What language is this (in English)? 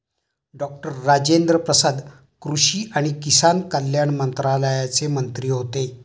Marathi